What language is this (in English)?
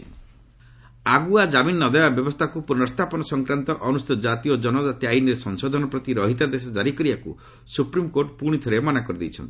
Odia